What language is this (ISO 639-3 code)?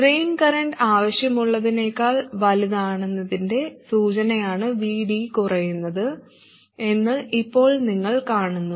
mal